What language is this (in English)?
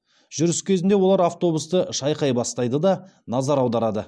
Kazakh